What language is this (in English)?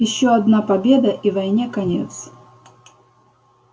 Russian